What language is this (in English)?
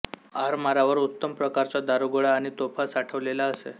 Marathi